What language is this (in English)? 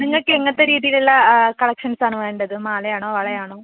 Malayalam